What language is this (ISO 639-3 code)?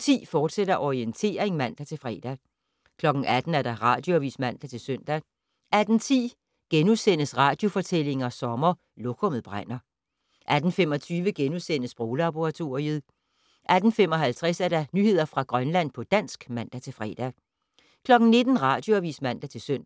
dan